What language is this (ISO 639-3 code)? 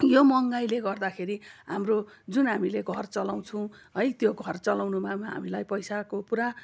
nep